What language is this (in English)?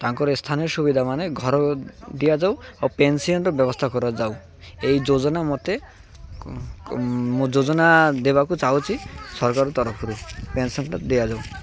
Odia